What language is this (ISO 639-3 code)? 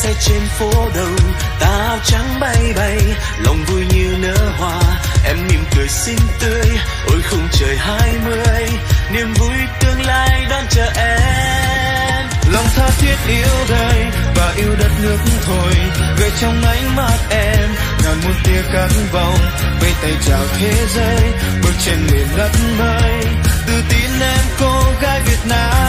vie